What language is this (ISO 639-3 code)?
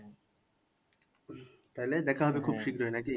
ben